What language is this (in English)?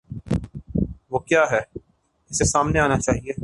Urdu